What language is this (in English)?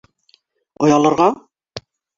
Bashkir